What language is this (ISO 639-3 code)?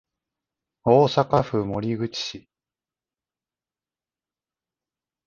jpn